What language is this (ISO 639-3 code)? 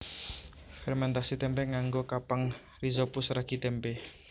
jav